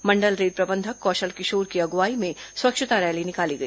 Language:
Hindi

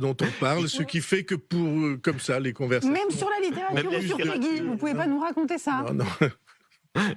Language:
French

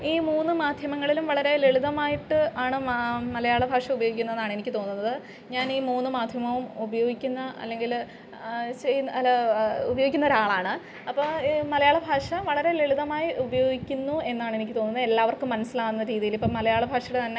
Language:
Malayalam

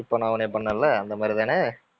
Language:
Tamil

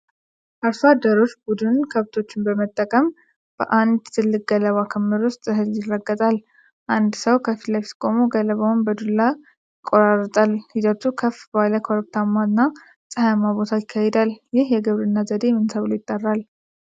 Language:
Amharic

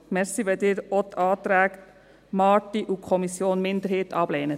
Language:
Swiss German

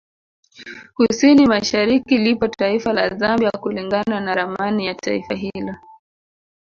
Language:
Swahili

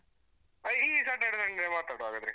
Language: Kannada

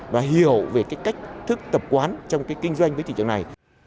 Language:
Vietnamese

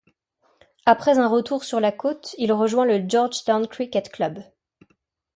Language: French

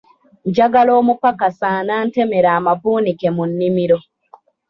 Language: Ganda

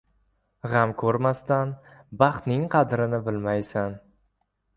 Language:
Uzbek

